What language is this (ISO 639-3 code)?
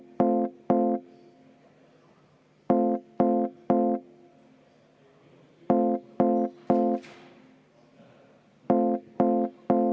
est